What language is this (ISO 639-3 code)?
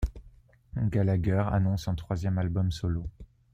fra